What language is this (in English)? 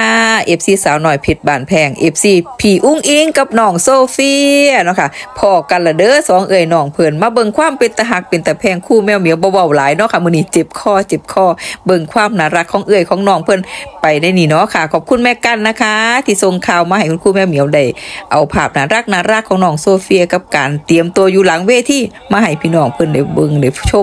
Thai